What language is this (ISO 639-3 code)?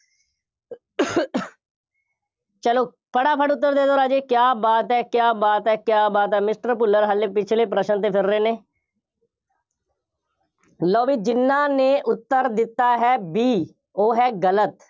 pan